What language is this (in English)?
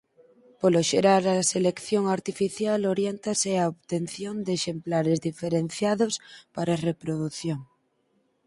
Galician